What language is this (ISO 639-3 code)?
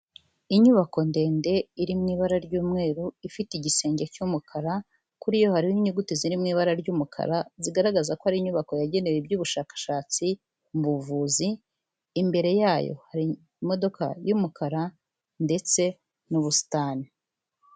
kin